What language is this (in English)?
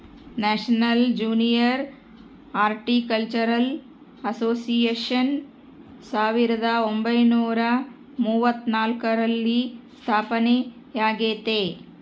Kannada